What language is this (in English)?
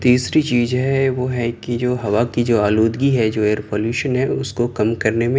Urdu